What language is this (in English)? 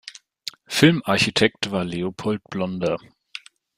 German